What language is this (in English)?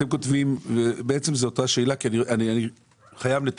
Hebrew